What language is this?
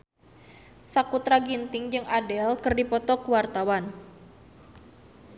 Sundanese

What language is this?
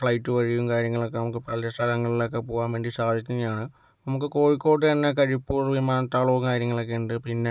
Malayalam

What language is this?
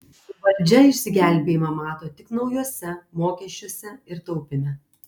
Lithuanian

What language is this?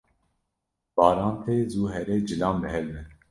Kurdish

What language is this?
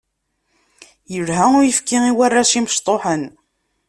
Kabyle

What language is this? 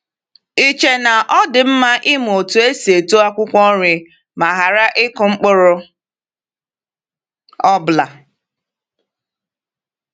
Igbo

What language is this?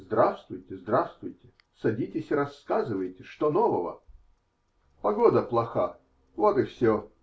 Russian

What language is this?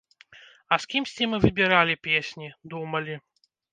Belarusian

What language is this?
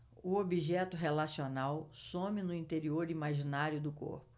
Portuguese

